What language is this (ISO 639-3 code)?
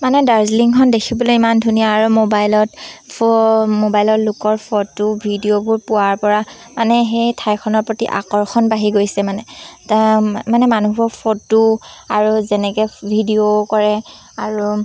asm